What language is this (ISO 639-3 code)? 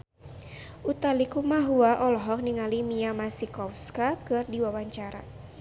sun